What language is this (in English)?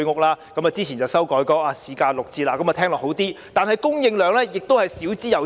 Cantonese